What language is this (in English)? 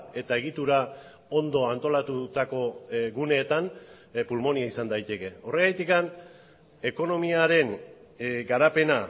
Basque